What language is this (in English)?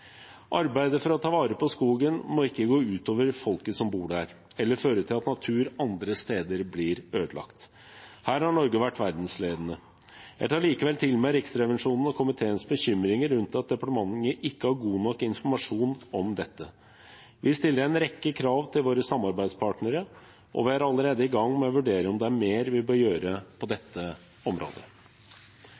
Norwegian Bokmål